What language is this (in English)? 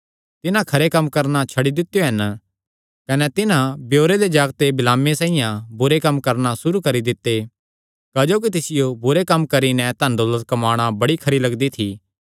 Kangri